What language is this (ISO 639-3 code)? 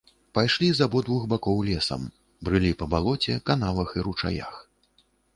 bel